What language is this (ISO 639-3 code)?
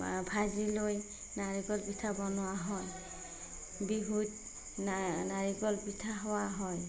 asm